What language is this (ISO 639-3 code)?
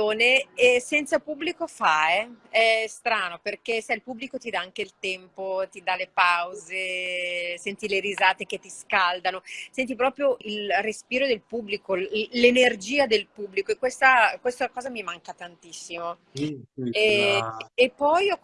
ita